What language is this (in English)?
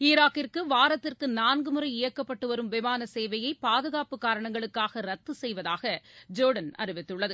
Tamil